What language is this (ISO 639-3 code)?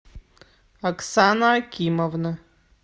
rus